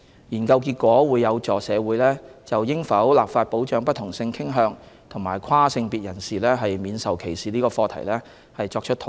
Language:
Cantonese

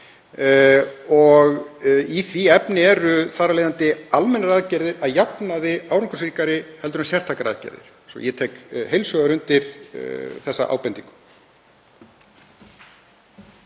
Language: Icelandic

